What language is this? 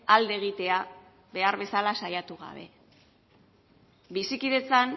Basque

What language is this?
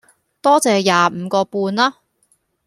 Cantonese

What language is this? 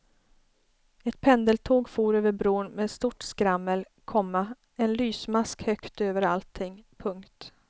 Swedish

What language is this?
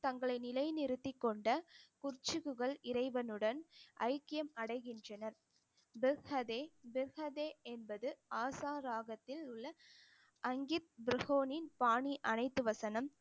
Tamil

